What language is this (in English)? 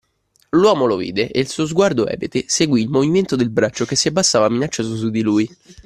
Italian